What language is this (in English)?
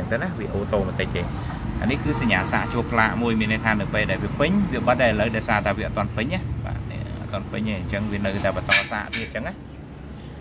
Vietnamese